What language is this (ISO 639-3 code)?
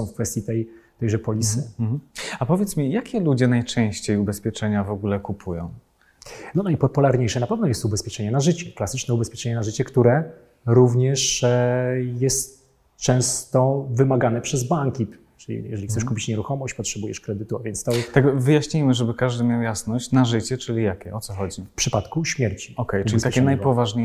pol